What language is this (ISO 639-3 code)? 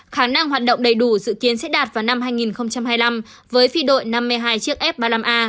vie